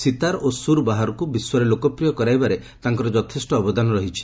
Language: Odia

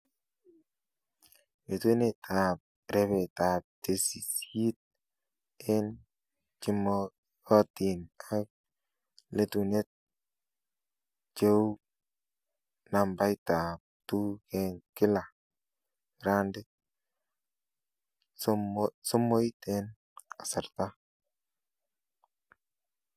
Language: Kalenjin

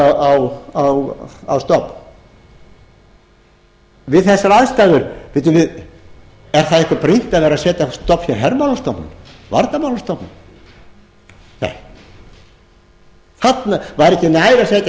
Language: Icelandic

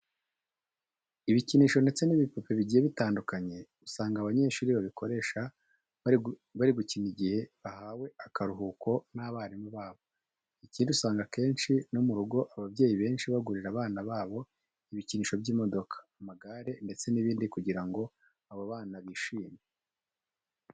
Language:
Kinyarwanda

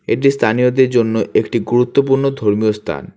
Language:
Bangla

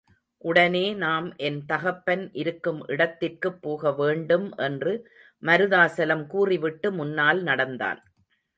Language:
Tamil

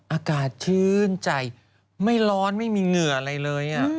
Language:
Thai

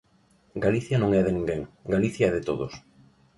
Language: Galician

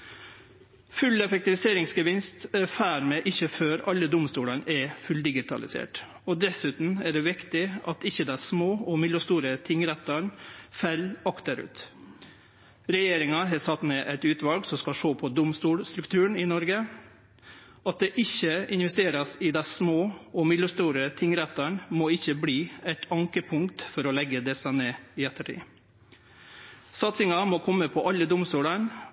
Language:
Norwegian Nynorsk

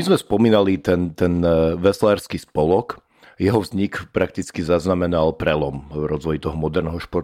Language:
Slovak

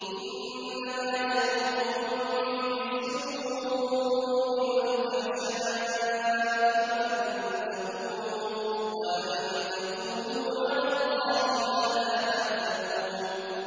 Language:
Arabic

